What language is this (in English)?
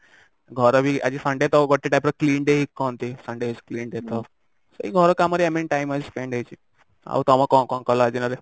Odia